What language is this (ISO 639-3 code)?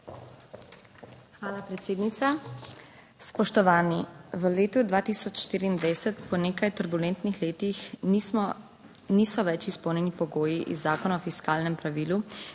slv